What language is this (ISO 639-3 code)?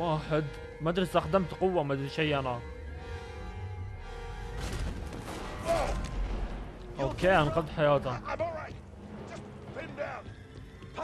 ara